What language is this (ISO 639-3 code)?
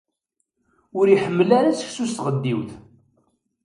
kab